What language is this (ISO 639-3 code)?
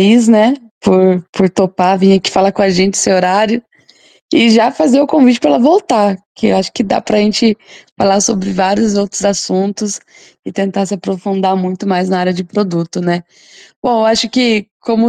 por